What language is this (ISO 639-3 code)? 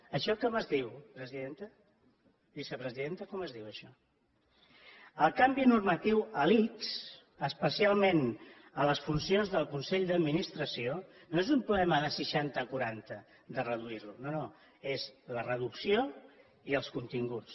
cat